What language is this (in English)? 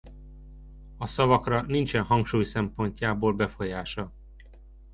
Hungarian